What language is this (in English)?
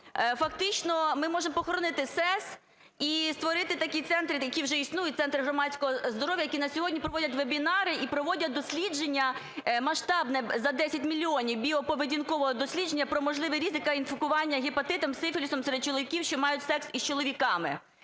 Ukrainian